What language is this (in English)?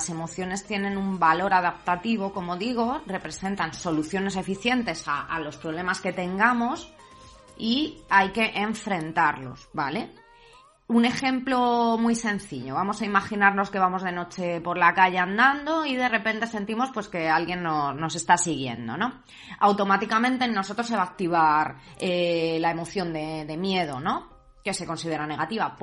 Spanish